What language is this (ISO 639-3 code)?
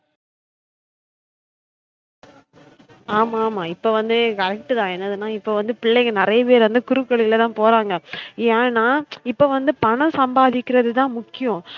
tam